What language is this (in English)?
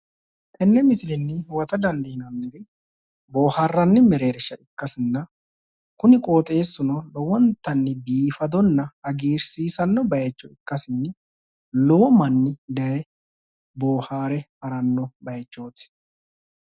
Sidamo